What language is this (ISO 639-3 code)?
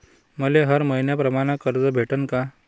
mar